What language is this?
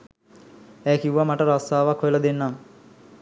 Sinhala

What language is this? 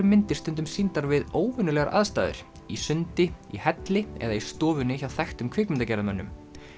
Icelandic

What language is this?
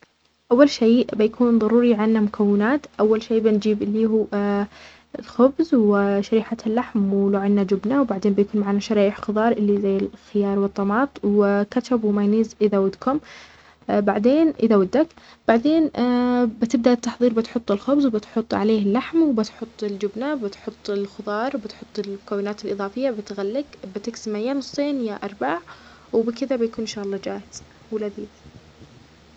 Omani Arabic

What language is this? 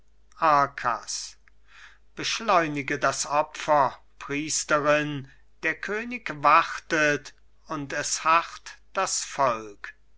German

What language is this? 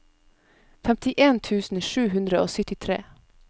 Norwegian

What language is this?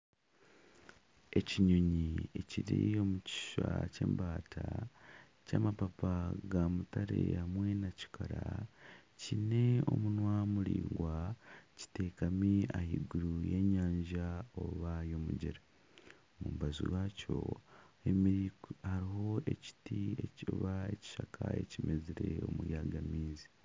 Nyankole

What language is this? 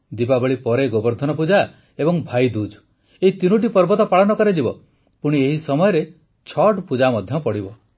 Odia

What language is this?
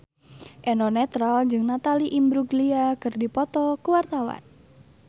Sundanese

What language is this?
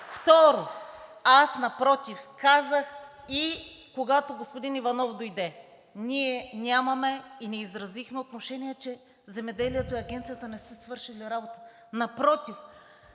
Bulgarian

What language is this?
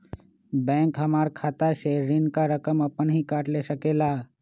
Magahi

